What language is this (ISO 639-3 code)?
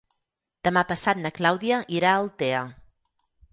cat